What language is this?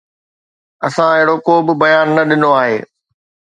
Sindhi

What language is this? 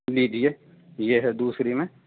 Urdu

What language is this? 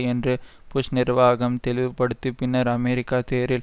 Tamil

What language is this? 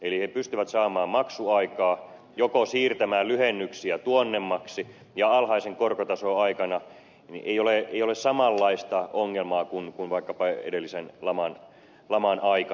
Finnish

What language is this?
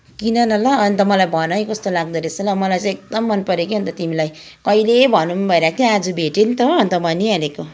Nepali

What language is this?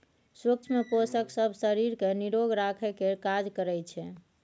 Maithili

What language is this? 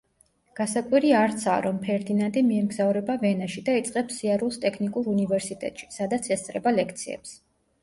Georgian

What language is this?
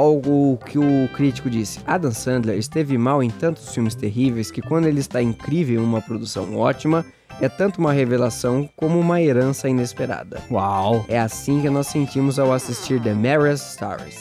Portuguese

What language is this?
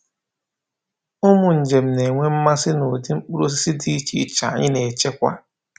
Igbo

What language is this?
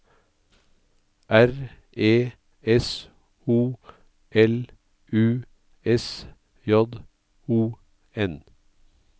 Norwegian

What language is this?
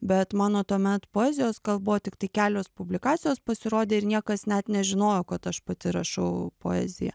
Lithuanian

